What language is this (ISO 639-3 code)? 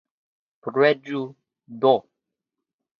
epo